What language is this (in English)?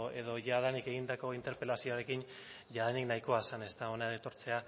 Basque